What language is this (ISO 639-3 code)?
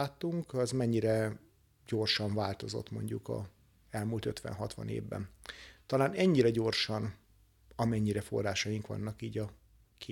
hun